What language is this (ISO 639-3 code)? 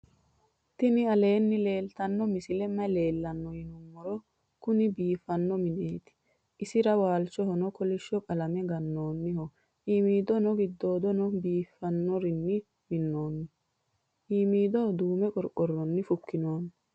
sid